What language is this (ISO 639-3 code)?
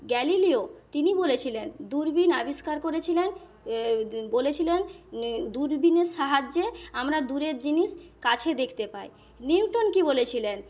ben